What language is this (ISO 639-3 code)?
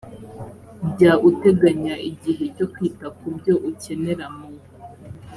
kin